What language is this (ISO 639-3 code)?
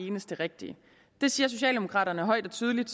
dan